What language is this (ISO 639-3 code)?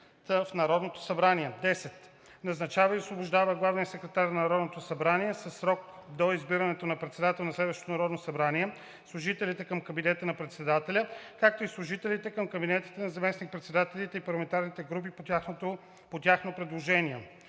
bul